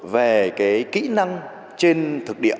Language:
Vietnamese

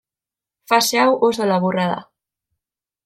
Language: Basque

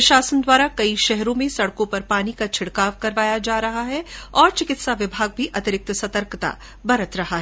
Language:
Hindi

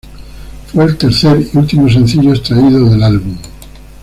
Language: Spanish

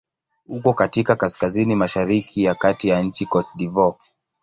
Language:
Swahili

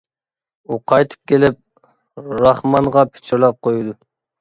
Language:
Uyghur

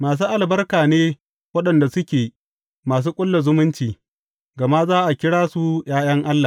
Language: Hausa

